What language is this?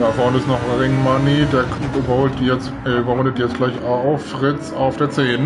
German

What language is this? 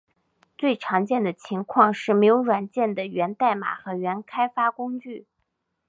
Chinese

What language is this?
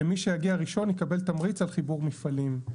Hebrew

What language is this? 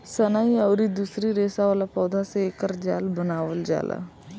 Bhojpuri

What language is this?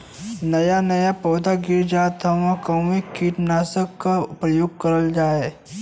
Bhojpuri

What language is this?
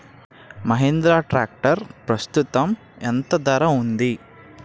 Telugu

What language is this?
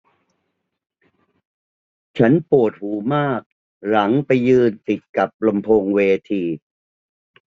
Thai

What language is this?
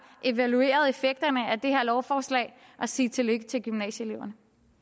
Danish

